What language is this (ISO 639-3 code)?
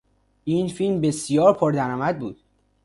fas